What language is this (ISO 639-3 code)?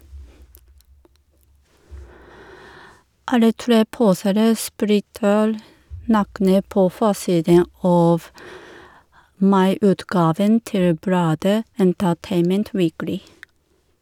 nor